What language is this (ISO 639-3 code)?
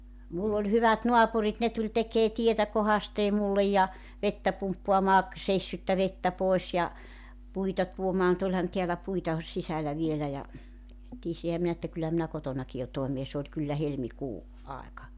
fin